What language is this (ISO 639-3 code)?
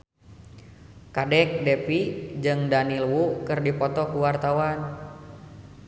sun